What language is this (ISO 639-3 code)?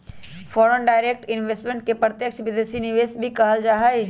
mag